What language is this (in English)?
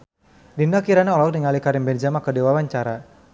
Sundanese